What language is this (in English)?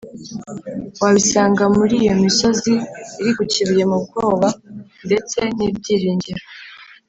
Kinyarwanda